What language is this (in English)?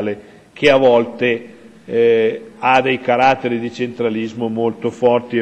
Italian